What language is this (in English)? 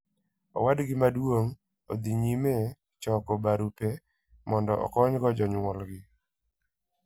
Luo (Kenya and Tanzania)